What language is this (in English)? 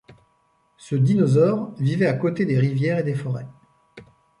French